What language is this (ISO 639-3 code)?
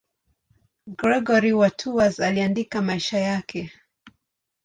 swa